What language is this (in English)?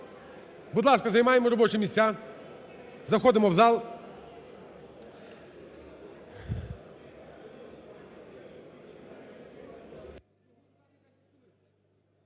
Ukrainian